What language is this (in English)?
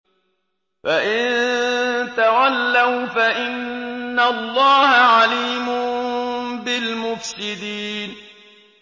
Arabic